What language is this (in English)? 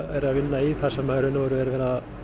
Icelandic